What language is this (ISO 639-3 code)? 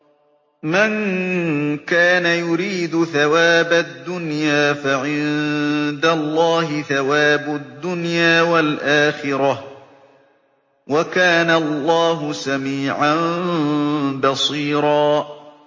ara